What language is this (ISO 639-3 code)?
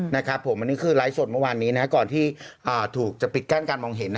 tha